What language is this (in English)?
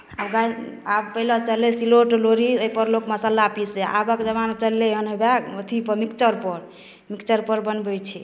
Maithili